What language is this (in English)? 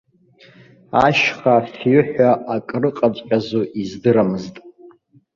Abkhazian